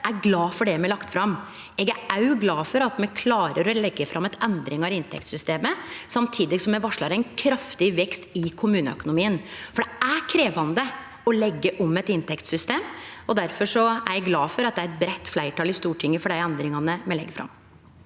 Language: Norwegian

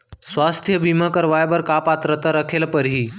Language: Chhattisgarhi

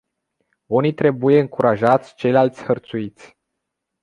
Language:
Romanian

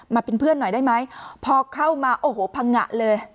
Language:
Thai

